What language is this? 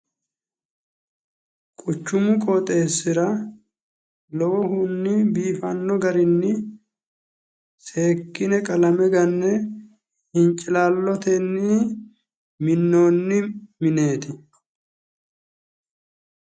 Sidamo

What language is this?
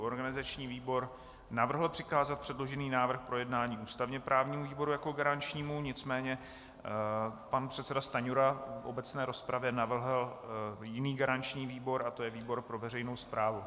Czech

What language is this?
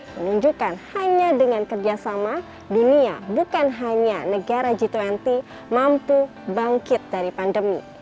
Indonesian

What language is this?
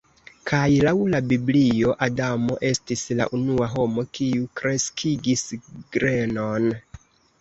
Esperanto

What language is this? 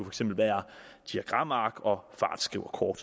Danish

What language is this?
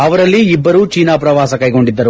Kannada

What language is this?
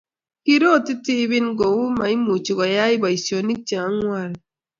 Kalenjin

